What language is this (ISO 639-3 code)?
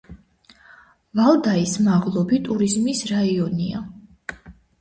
kat